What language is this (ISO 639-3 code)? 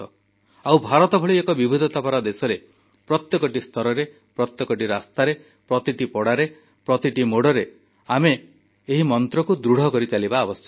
ori